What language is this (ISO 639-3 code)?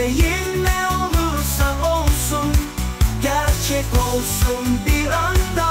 tur